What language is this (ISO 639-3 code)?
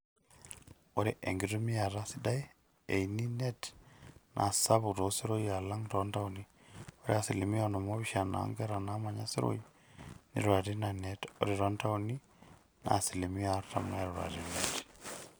mas